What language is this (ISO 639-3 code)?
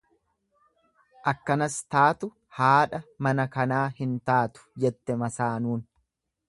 orm